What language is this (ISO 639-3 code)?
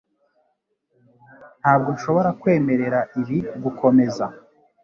kin